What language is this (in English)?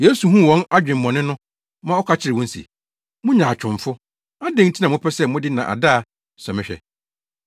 Akan